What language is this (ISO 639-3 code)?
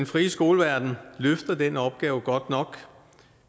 dan